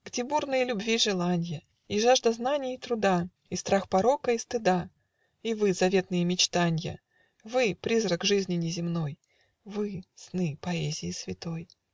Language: Russian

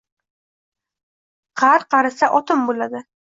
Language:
Uzbek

